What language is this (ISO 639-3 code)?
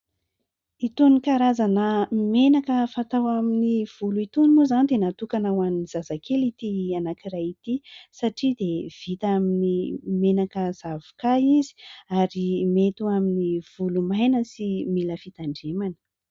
mlg